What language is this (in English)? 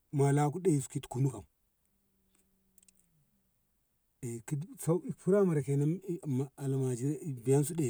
Ngamo